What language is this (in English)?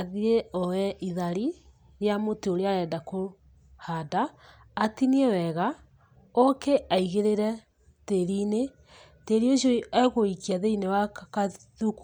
Kikuyu